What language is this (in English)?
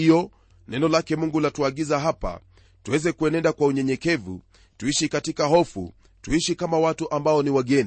Swahili